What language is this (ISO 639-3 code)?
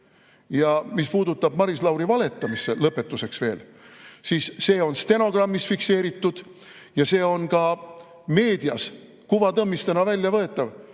est